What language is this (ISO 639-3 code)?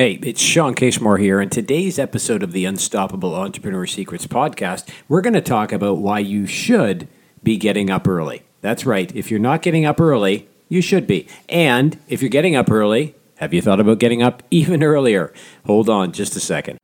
eng